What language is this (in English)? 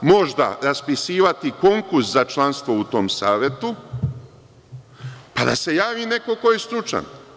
Serbian